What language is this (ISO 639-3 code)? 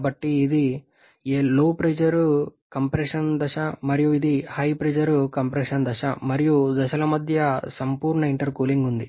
tel